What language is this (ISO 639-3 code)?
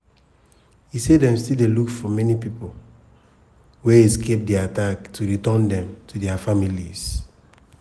pcm